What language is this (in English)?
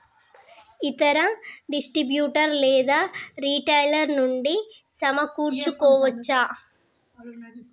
Telugu